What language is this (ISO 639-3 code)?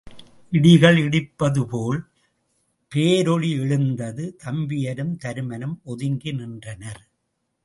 tam